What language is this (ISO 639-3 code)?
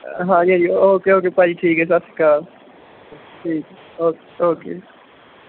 pan